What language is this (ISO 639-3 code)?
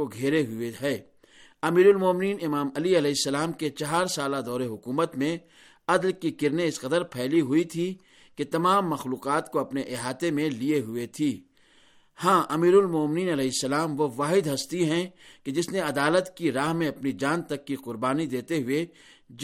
urd